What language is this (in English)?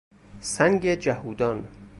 Persian